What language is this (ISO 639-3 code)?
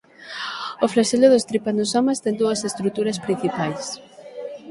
glg